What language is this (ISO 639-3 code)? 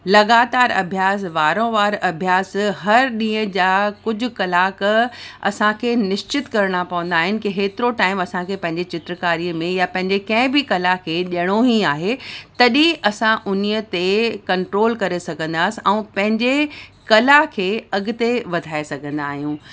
snd